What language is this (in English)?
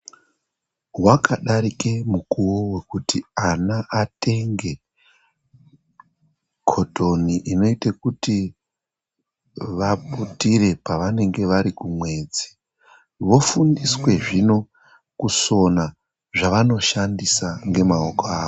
Ndau